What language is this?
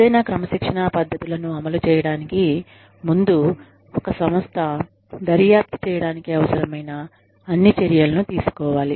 Telugu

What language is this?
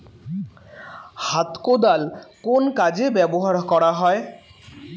Bangla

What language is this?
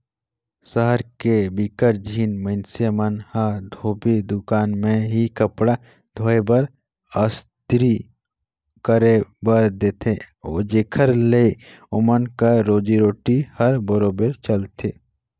Chhattisgarhi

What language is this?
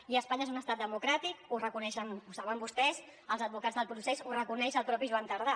Catalan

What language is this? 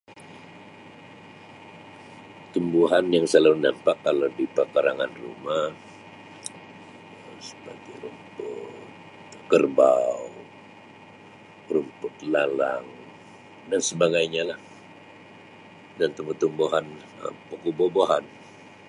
Sabah Malay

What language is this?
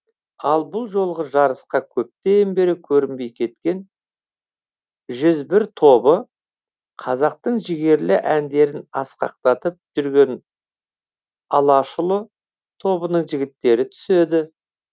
Kazakh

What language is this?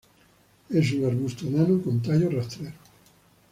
Spanish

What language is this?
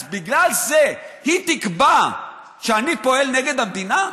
Hebrew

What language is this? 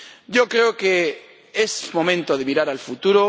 Spanish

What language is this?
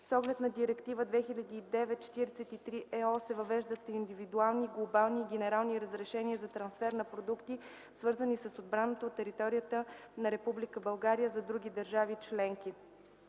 Bulgarian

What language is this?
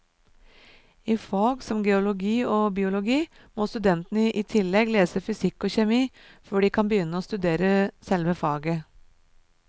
Norwegian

